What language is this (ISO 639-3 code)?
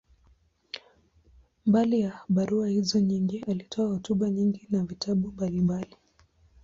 swa